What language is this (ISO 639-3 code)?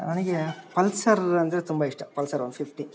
kan